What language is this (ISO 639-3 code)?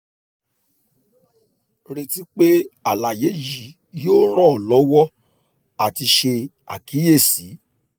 yor